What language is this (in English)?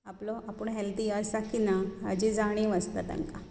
Konkani